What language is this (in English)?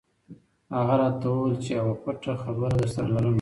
Pashto